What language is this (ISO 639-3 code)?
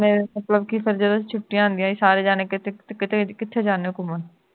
pan